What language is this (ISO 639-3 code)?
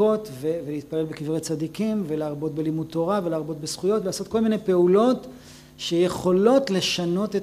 heb